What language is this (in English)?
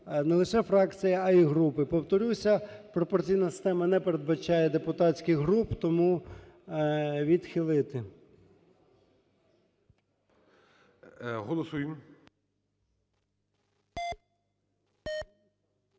Ukrainian